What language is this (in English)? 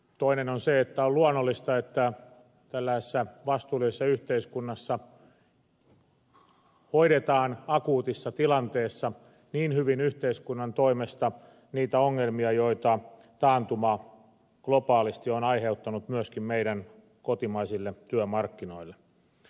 Finnish